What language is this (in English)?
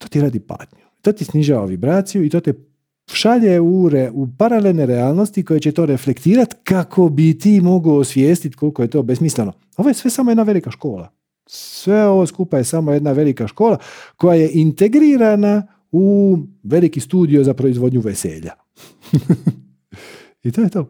Croatian